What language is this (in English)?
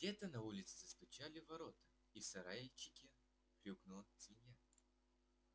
Russian